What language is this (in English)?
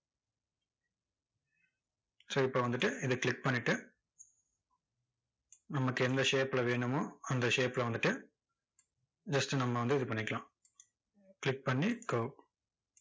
Tamil